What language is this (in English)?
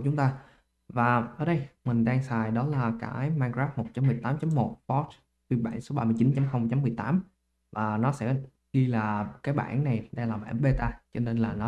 Vietnamese